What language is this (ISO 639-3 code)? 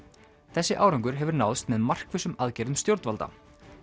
isl